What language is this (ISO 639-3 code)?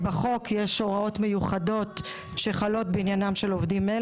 heb